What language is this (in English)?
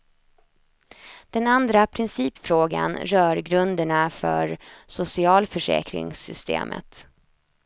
Swedish